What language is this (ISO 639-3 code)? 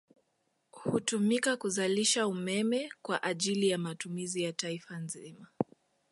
swa